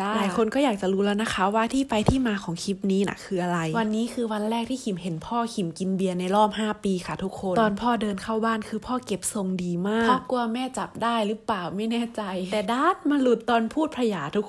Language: Thai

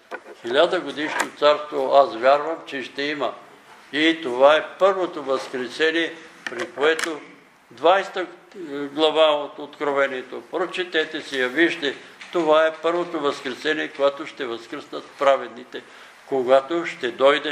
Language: Bulgarian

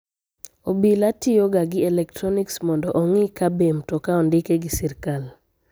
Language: Luo (Kenya and Tanzania)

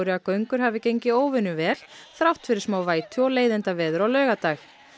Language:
Icelandic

